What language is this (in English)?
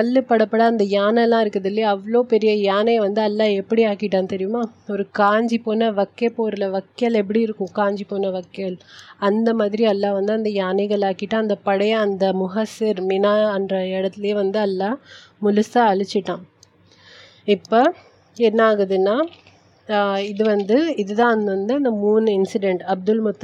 Tamil